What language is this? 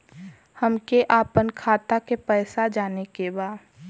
Bhojpuri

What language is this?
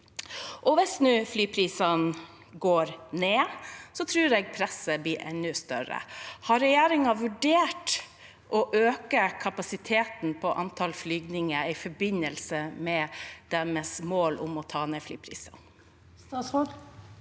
Norwegian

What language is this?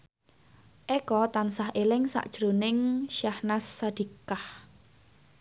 Javanese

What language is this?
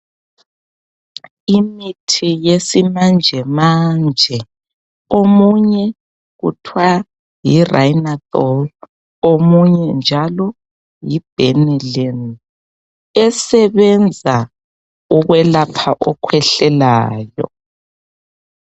North Ndebele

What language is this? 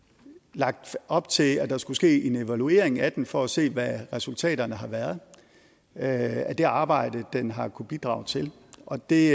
Danish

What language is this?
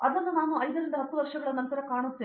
Kannada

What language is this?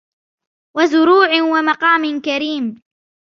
Arabic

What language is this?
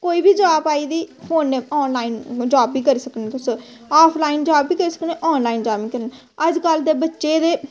Dogri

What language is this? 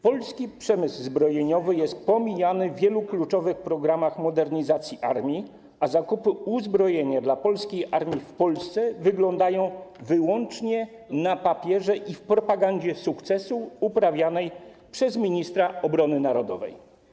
Polish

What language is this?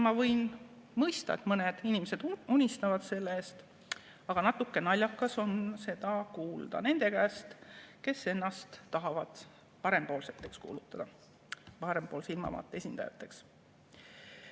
Estonian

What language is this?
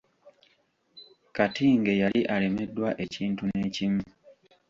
Ganda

